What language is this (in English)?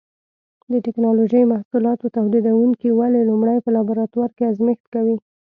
Pashto